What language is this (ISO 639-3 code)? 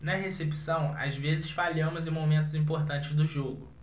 por